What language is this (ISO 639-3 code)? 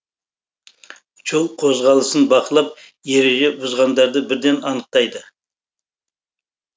kaz